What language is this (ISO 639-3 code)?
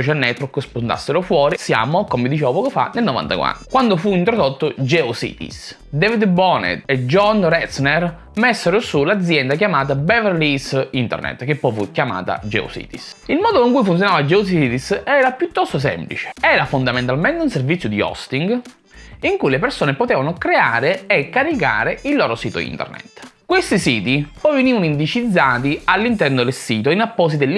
ita